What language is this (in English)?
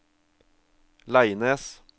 Norwegian